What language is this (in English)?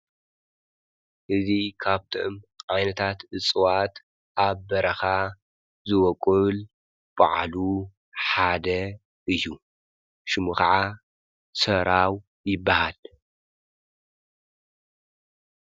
Tigrinya